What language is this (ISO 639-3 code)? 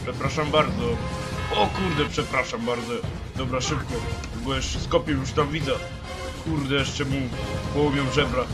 pol